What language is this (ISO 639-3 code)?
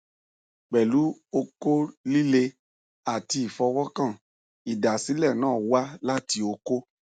yor